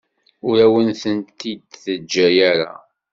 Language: Kabyle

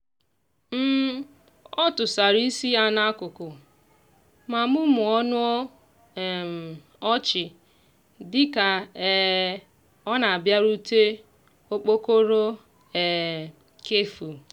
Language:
Igbo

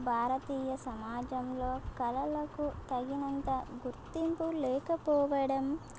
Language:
Telugu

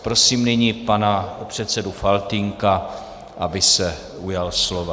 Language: Czech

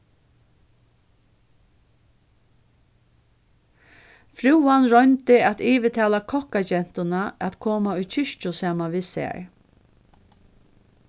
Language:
Faroese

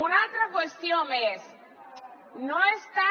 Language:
Catalan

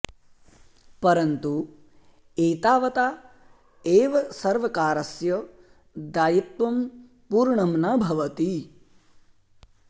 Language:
Sanskrit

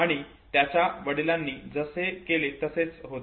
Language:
Marathi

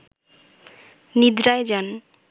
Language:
Bangla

